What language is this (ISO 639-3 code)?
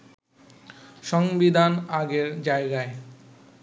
ben